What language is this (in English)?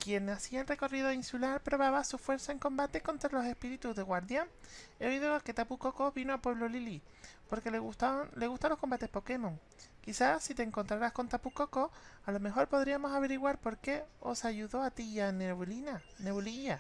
Spanish